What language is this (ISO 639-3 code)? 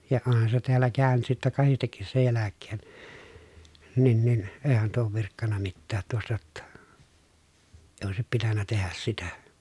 fin